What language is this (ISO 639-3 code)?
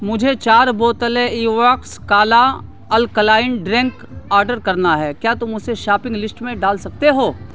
urd